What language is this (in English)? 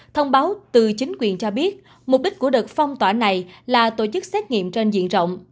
Vietnamese